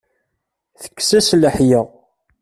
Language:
Kabyle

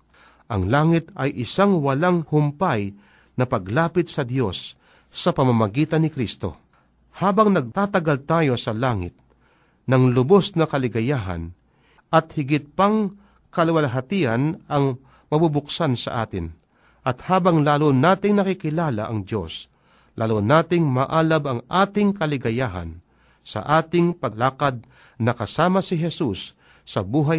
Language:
Filipino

